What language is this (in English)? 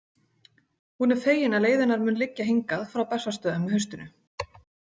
Icelandic